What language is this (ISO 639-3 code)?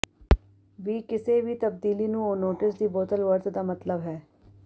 pan